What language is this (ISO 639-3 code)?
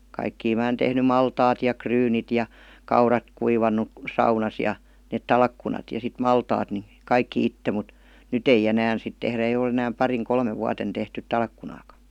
fin